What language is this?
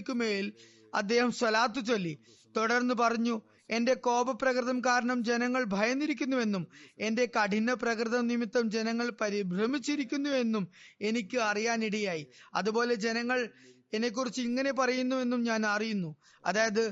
Malayalam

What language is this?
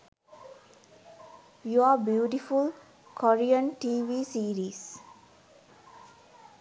Sinhala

